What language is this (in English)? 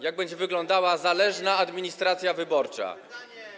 Polish